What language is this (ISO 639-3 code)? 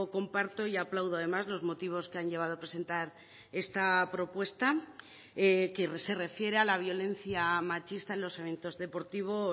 spa